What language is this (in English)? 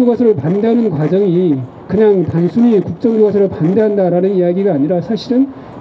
Korean